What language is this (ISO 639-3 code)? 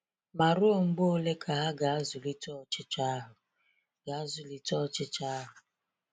ibo